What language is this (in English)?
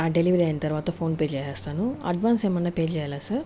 Telugu